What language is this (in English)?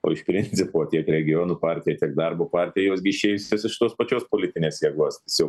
Lithuanian